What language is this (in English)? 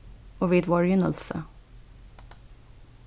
Faroese